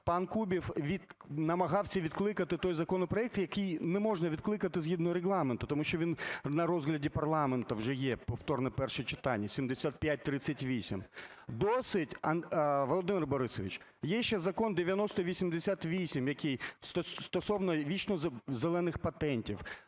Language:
Ukrainian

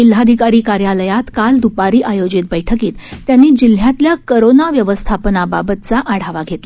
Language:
Marathi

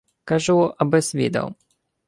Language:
Ukrainian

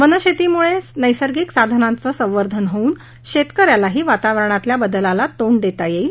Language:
Marathi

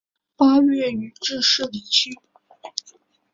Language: Chinese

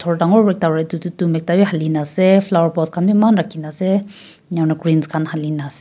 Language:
Naga Pidgin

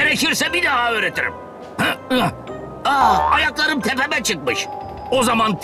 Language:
Turkish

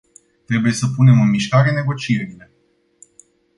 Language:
Romanian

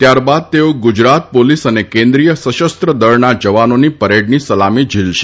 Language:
Gujarati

